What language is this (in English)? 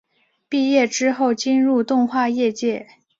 Chinese